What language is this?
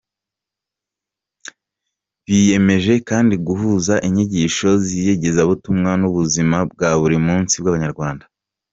Kinyarwanda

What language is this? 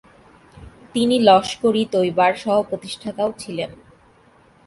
Bangla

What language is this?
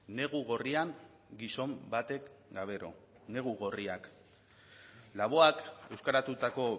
Basque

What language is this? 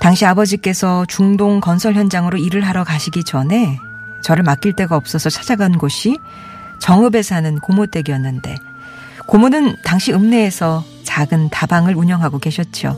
Korean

